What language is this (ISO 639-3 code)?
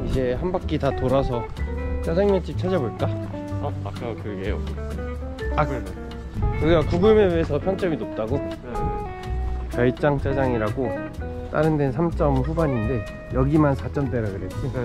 kor